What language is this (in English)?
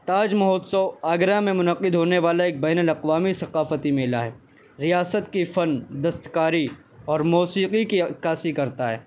Urdu